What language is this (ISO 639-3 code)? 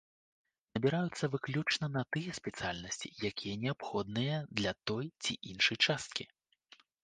bel